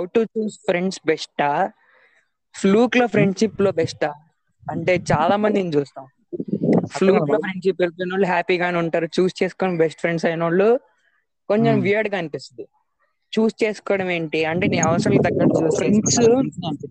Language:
Telugu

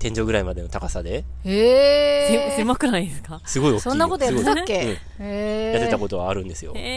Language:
Japanese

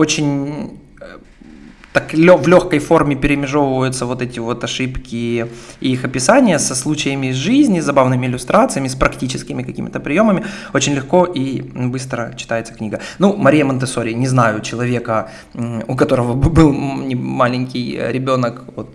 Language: Russian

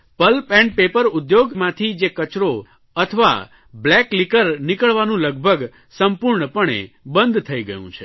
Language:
Gujarati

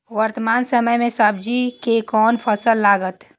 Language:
Maithili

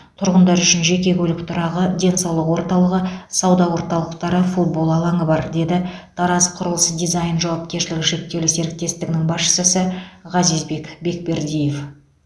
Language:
Kazakh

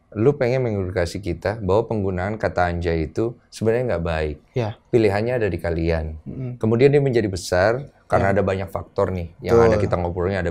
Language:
Indonesian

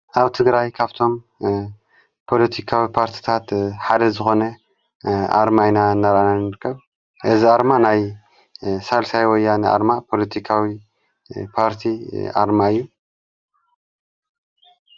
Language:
Tigrinya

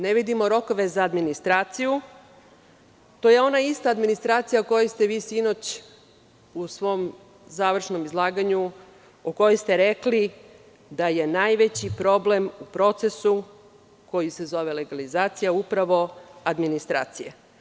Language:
Serbian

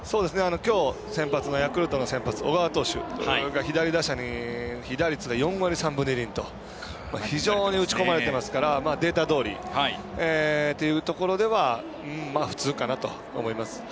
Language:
Japanese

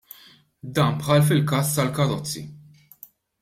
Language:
Maltese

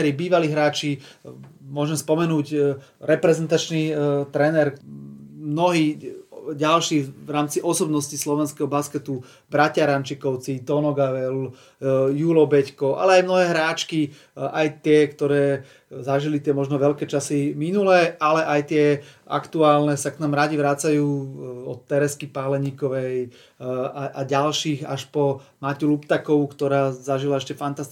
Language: Slovak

